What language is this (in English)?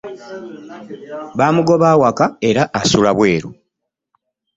Ganda